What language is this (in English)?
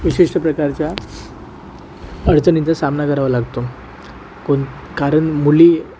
Marathi